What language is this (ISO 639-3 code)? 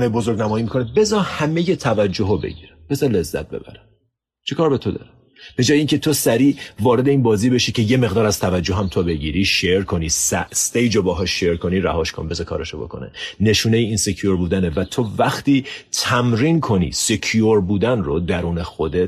fas